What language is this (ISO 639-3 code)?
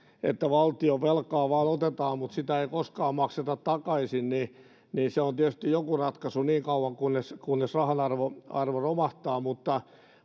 fin